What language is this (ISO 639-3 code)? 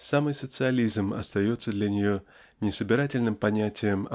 rus